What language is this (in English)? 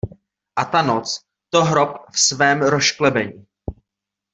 Czech